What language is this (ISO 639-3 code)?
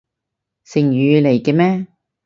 yue